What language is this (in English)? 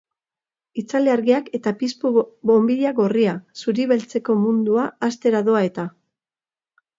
Basque